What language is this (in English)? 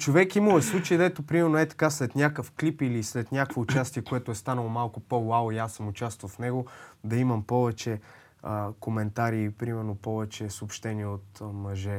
Bulgarian